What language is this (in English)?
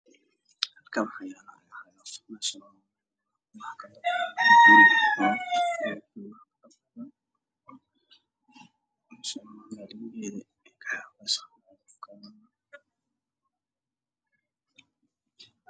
Somali